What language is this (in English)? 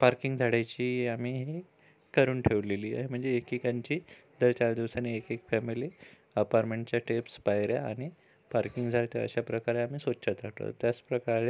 Marathi